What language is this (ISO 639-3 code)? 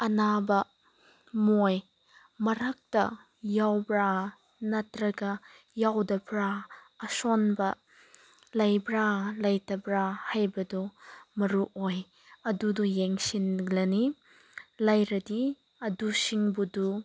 mni